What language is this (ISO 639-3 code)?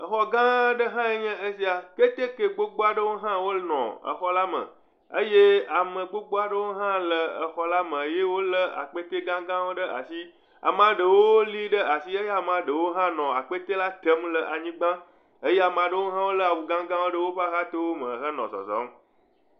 ewe